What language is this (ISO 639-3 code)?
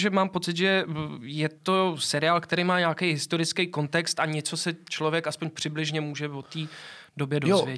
ces